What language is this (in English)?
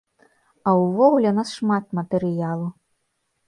Belarusian